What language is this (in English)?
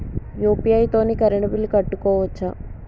Telugu